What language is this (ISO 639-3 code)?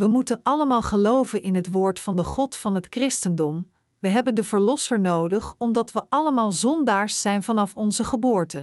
nld